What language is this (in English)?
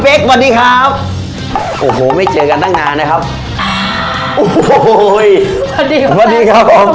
Thai